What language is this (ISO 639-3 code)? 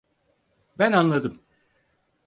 tur